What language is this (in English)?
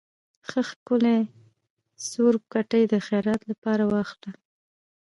Pashto